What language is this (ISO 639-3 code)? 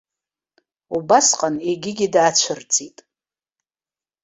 abk